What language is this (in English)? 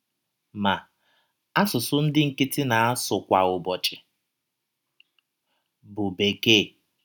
Igbo